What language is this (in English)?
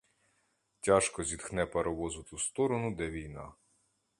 Ukrainian